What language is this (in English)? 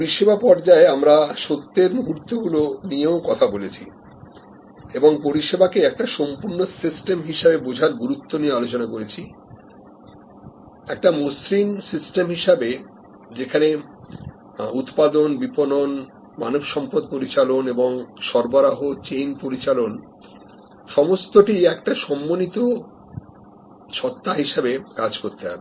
Bangla